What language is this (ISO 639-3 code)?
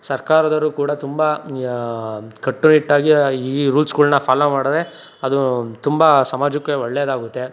kan